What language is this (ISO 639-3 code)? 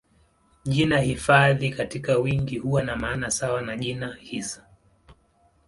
swa